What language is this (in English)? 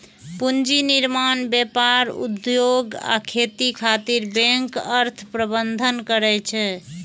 Maithili